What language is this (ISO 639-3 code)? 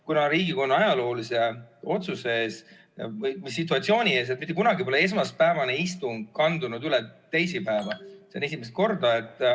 est